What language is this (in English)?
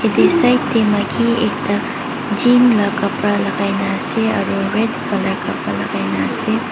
Naga Pidgin